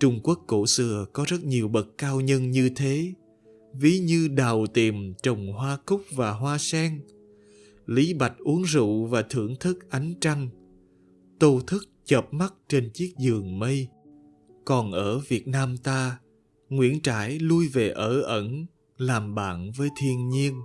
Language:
Vietnamese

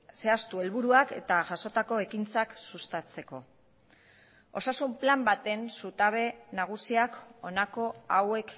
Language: Basque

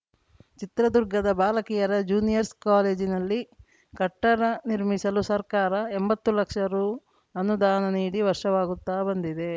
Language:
Kannada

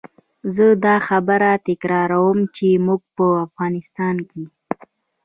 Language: Pashto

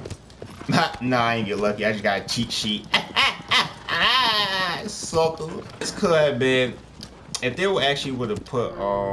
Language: English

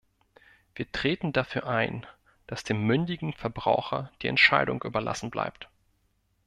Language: German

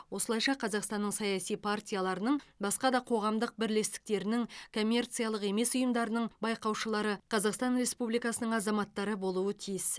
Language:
Kazakh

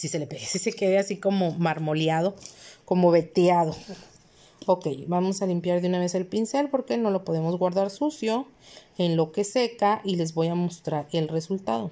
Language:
Spanish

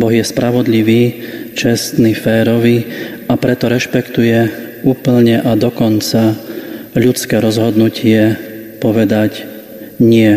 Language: Slovak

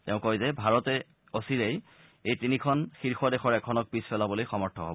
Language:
Assamese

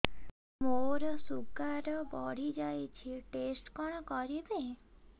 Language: Odia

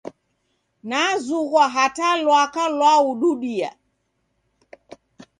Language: Taita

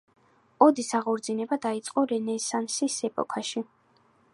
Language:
Georgian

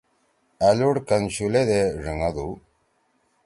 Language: Torwali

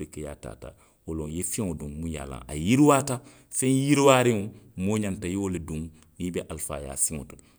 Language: Western Maninkakan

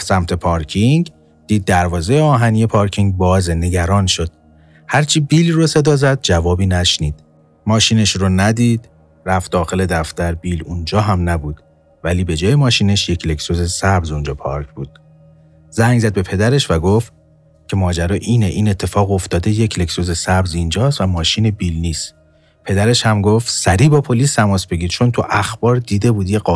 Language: Persian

